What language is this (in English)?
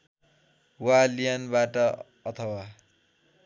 Nepali